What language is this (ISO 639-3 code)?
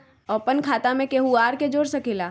mag